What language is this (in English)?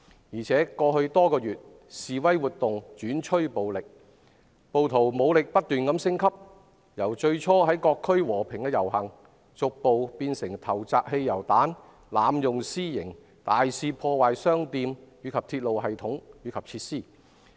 Cantonese